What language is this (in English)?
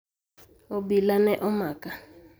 Luo (Kenya and Tanzania)